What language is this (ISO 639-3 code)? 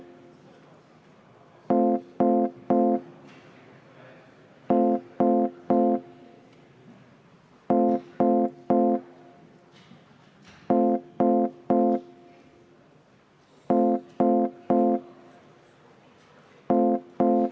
est